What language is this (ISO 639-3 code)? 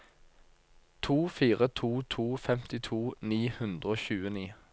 nor